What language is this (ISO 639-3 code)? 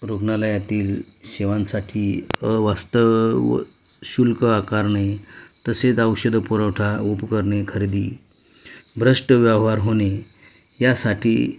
mar